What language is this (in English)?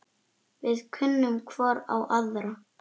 Icelandic